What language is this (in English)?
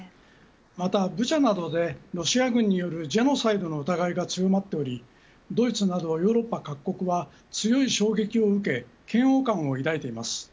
Japanese